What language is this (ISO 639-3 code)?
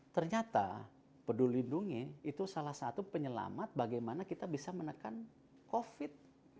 ind